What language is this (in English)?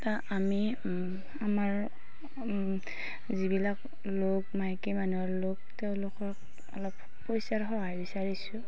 Assamese